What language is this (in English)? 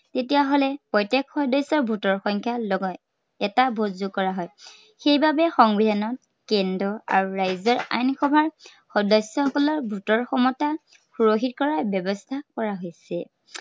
Assamese